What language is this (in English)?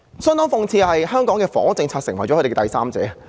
Cantonese